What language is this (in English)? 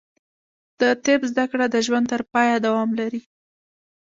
Pashto